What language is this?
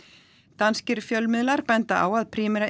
Icelandic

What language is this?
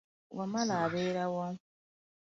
Ganda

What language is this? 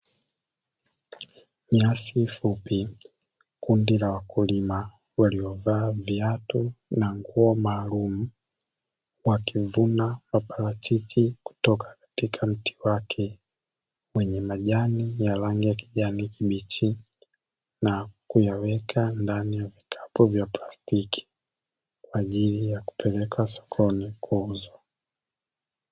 Swahili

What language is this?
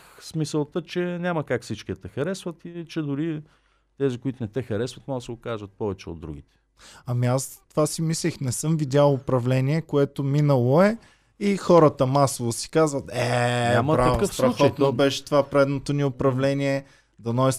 Bulgarian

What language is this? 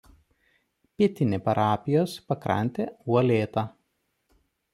Lithuanian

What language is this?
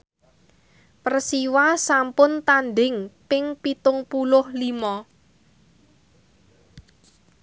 Javanese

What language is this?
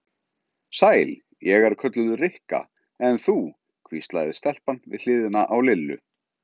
Icelandic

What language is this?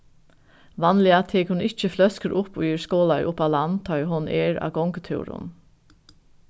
Faroese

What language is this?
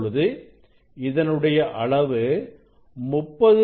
Tamil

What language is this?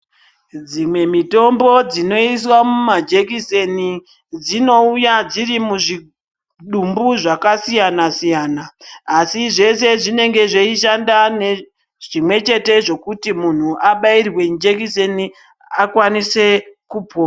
Ndau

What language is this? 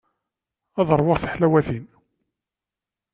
Kabyle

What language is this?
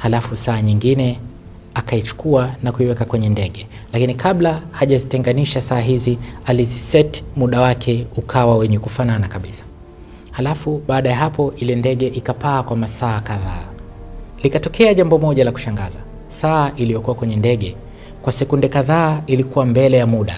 Swahili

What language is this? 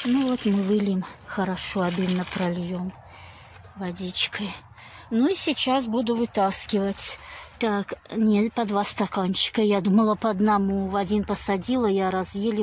Russian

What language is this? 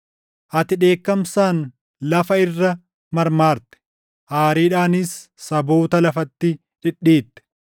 Oromo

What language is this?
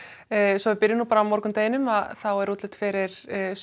Icelandic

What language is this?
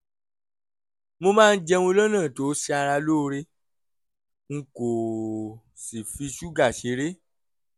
Yoruba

